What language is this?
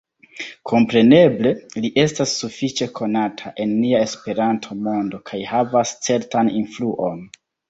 Esperanto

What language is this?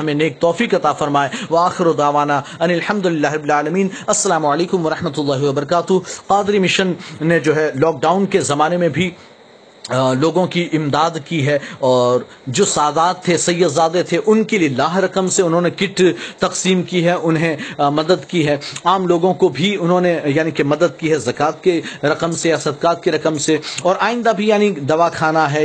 Urdu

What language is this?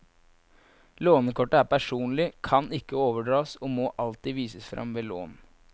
Norwegian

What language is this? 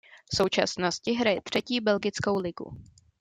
Czech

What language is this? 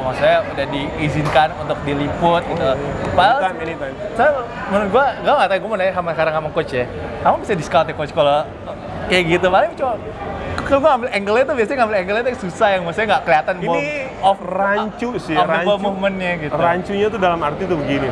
Indonesian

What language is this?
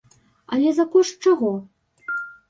Belarusian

